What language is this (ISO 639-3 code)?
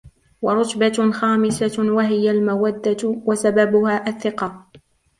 ara